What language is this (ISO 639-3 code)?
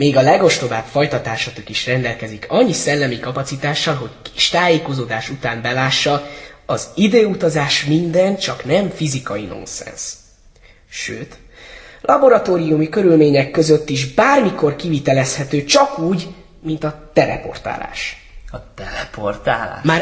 hun